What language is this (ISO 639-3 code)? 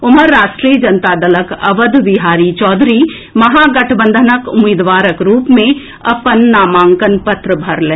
mai